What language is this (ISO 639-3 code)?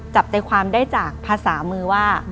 tha